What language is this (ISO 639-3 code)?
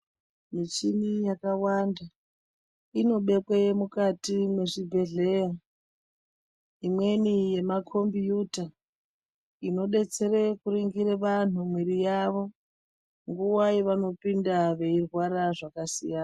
ndc